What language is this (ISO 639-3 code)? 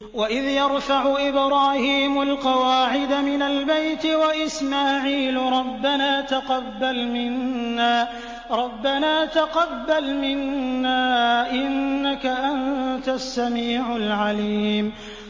ara